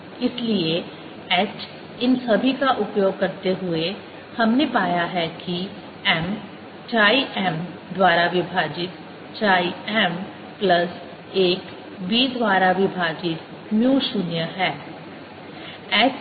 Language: Hindi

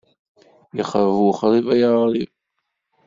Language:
Kabyle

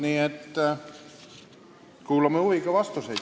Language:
Estonian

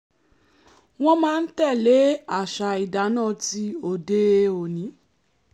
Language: Yoruba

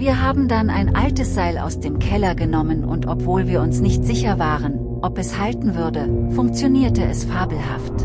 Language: German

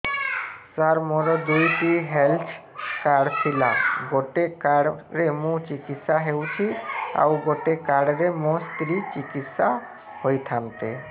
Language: Odia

